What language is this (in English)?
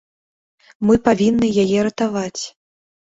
Belarusian